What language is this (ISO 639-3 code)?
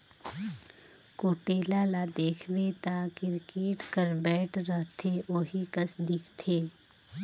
hne